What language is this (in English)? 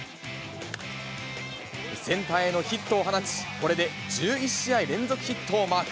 Japanese